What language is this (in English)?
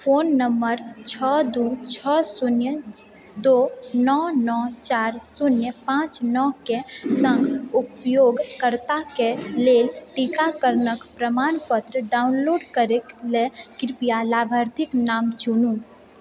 Maithili